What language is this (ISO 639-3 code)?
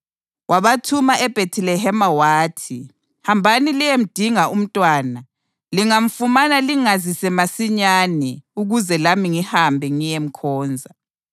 nde